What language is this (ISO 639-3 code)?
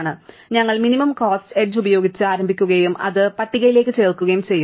mal